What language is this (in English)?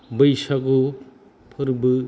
Bodo